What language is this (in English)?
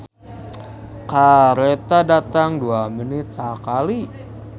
Sundanese